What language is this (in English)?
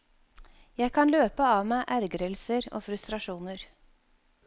Norwegian